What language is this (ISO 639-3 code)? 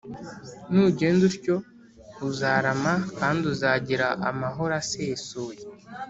kin